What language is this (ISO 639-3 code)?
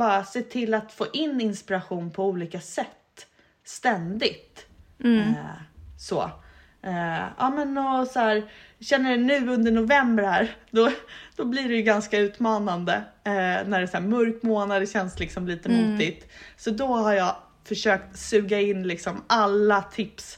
swe